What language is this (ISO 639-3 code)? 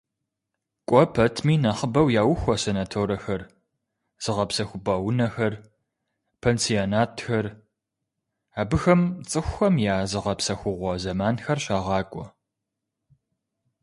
kbd